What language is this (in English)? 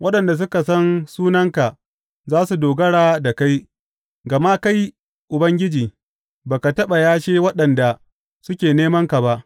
Hausa